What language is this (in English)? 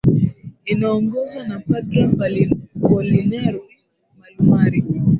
Swahili